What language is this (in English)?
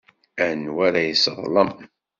Kabyle